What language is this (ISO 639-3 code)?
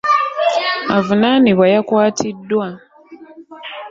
lug